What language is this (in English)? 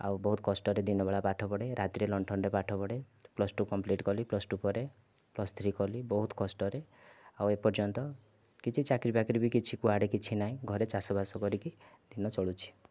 Odia